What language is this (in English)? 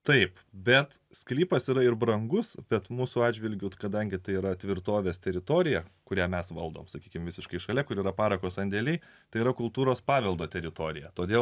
Lithuanian